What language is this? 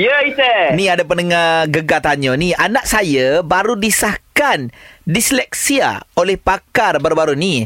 Malay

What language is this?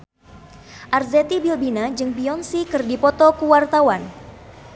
Sundanese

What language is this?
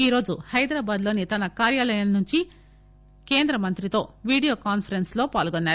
Telugu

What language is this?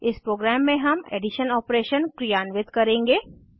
Hindi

